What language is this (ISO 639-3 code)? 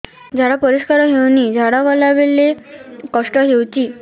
ori